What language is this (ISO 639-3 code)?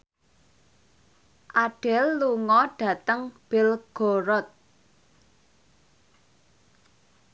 jav